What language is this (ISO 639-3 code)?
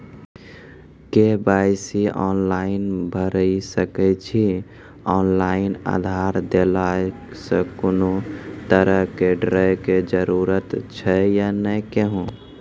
mai